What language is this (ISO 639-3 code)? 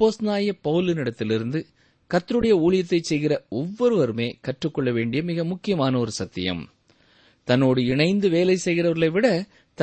tam